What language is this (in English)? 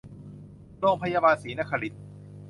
Thai